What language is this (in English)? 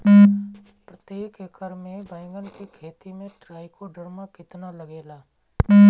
Bhojpuri